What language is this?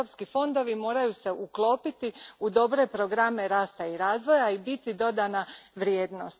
Croatian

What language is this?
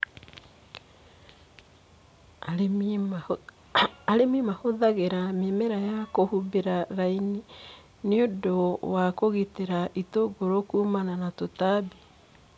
Kikuyu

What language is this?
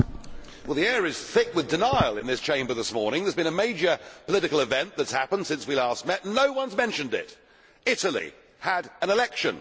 English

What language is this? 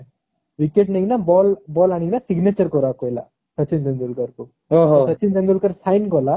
Odia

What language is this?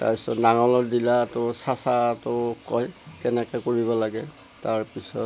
Assamese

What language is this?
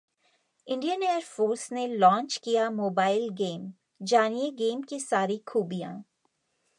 Hindi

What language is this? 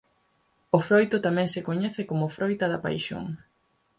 Galician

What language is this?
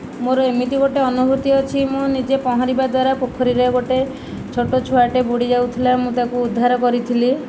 Odia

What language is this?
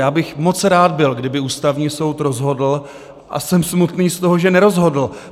Czech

